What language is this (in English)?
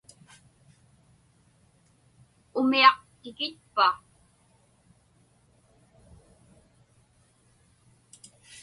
Inupiaq